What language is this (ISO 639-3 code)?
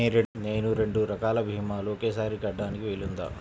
tel